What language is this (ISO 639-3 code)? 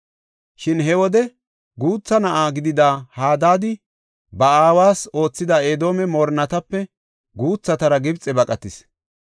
gof